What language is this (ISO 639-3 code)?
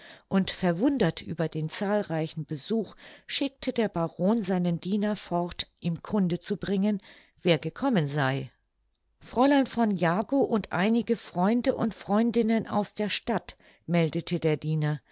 deu